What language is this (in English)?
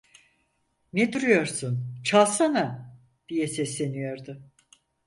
Turkish